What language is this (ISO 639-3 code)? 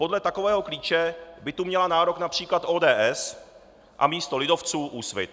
ces